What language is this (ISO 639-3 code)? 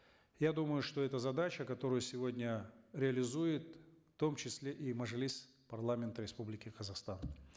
kaz